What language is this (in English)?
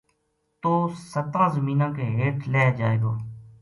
Gujari